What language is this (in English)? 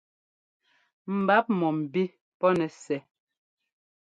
Ngomba